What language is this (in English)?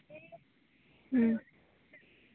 Santali